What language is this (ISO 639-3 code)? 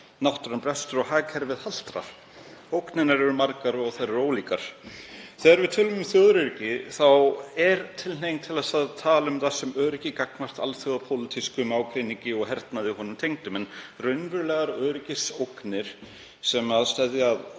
isl